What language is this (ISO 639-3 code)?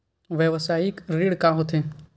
hne